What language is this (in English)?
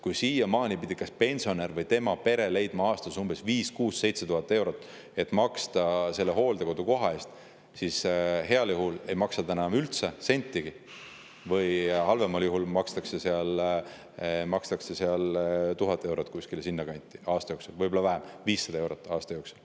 Estonian